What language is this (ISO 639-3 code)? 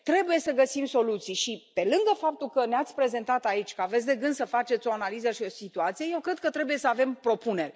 ron